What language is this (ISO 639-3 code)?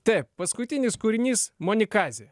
lit